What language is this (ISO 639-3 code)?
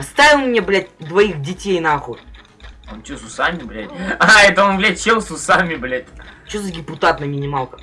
rus